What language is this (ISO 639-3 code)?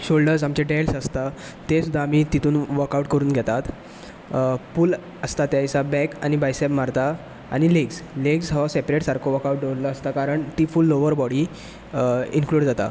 kok